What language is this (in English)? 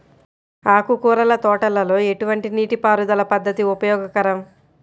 Telugu